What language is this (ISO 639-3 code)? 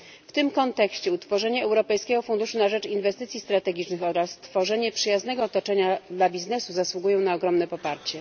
pol